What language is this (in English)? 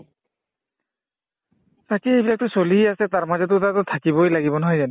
Assamese